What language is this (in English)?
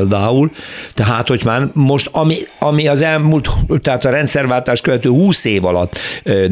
Hungarian